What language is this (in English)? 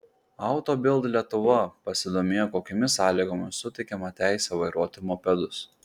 Lithuanian